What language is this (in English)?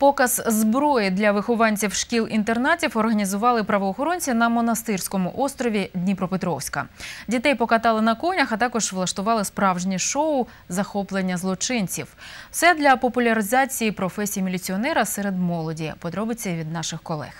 Ukrainian